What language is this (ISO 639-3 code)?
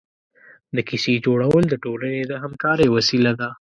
pus